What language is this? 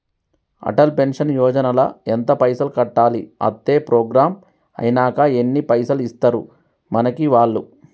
Telugu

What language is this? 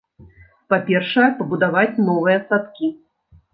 Belarusian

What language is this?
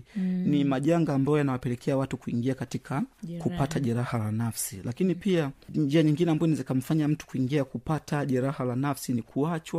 Swahili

